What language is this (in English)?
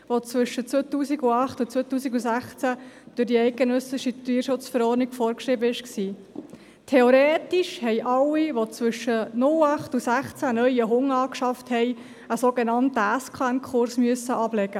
Swiss German